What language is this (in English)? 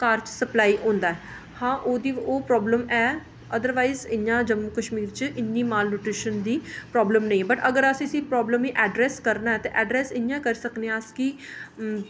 Dogri